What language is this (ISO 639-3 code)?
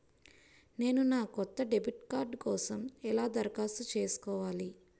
tel